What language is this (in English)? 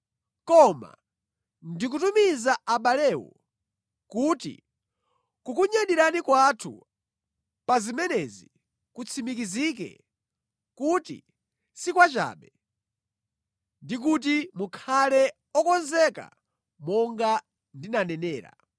Nyanja